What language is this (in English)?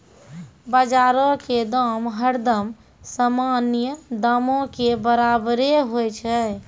Maithili